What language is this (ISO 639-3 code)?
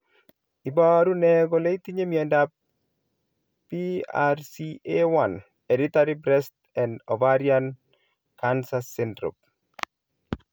kln